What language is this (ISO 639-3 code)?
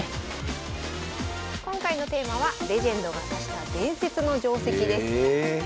jpn